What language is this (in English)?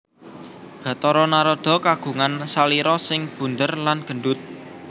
Javanese